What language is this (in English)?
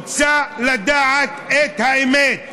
Hebrew